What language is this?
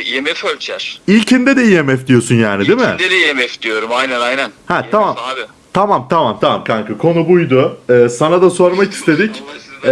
Turkish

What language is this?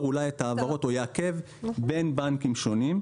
Hebrew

